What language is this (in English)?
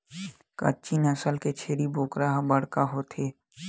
Chhattisgarhi